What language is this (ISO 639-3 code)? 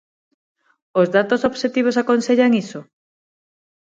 glg